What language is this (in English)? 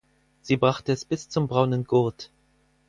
German